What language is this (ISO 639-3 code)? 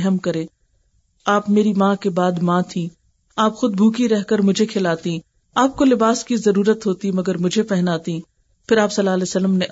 urd